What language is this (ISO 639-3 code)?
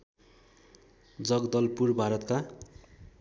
nep